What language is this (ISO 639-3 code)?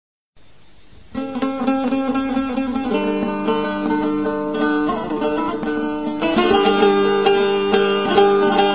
ara